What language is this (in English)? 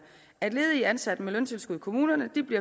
Danish